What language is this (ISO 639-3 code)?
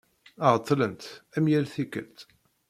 kab